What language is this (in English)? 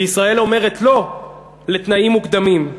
Hebrew